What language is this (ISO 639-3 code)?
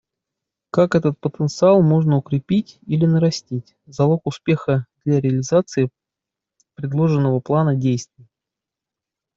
rus